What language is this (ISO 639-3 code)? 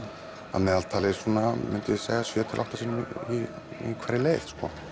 isl